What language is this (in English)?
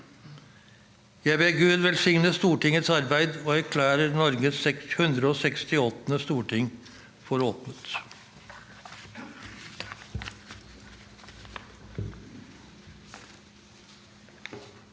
Norwegian